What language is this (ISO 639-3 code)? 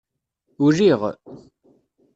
kab